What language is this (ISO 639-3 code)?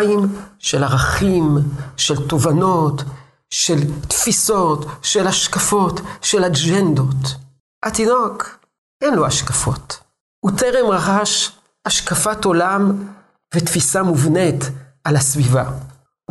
heb